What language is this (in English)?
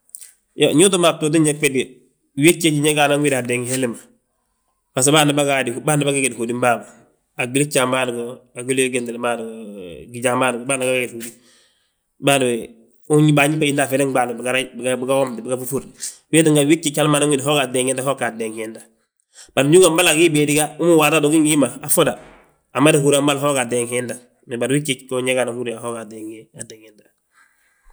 Balanta-Ganja